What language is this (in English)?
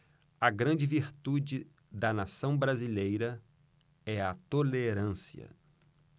Portuguese